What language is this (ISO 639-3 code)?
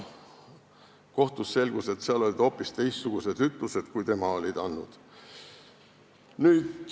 est